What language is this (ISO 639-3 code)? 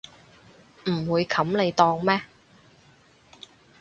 yue